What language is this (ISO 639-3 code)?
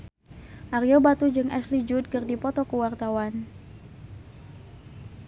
sun